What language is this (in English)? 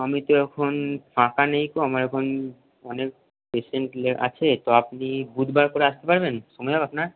Bangla